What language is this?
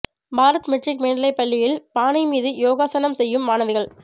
Tamil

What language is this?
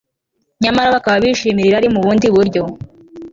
Kinyarwanda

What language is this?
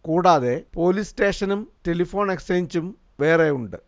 Malayalam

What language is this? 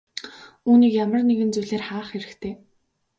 Mongolian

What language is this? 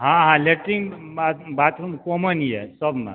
Maithili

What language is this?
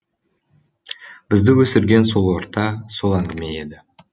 Kazakh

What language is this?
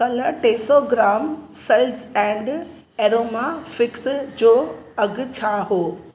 Sindhi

